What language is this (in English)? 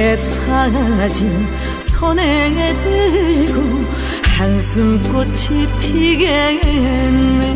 Korean